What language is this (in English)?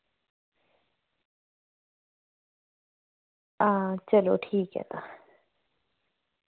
Dogri